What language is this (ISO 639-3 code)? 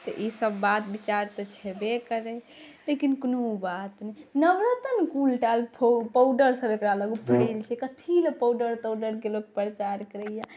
mai